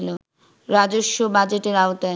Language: Bangla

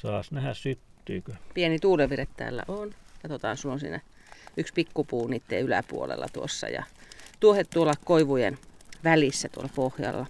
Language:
Finnish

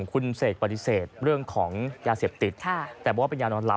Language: Thai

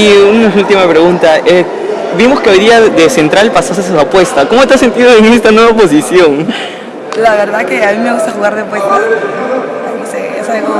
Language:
Spanish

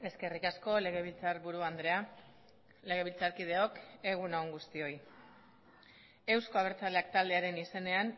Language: Basque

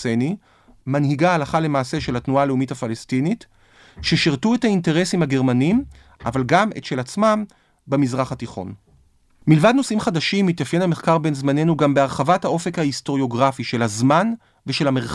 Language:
Hebrew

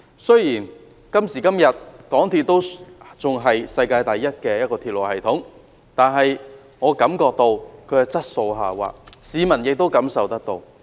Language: Cantonese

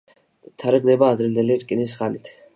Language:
Georgian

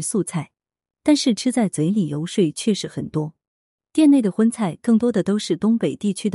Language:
Chinese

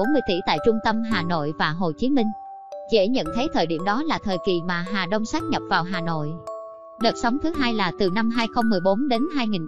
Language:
Vietnamese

